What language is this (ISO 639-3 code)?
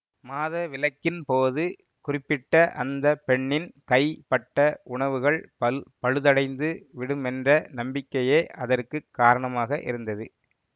tam